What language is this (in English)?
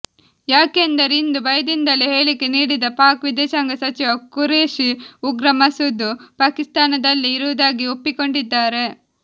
Kannada